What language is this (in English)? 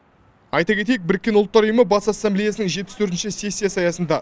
Kazakh